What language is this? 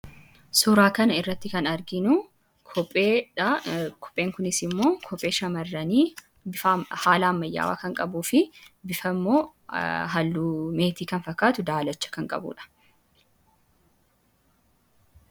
Oromo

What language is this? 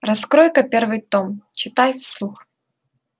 Russian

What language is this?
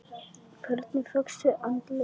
Icelandic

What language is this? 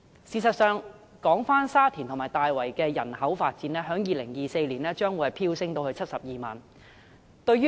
Cantonese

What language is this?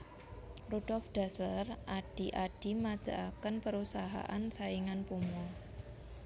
Javanese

